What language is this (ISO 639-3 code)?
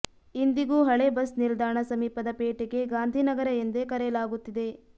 kan